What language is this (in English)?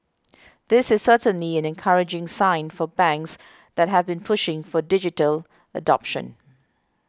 English